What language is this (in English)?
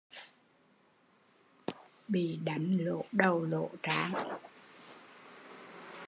Vietnamese